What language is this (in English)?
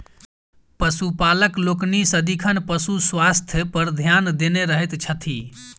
Maithili